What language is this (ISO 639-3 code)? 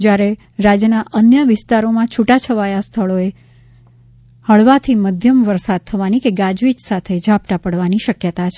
guj